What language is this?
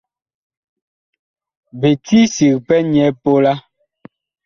Bakoko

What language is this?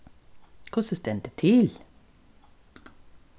Faroese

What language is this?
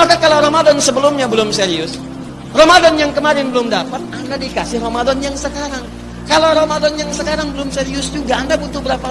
Indonesian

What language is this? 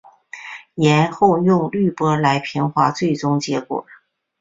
Chinese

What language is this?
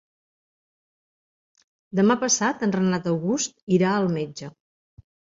Catalan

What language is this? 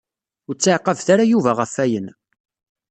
Kabyle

